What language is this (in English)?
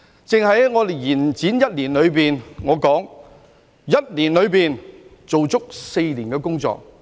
Cantonese